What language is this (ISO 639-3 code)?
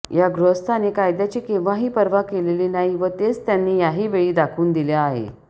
mar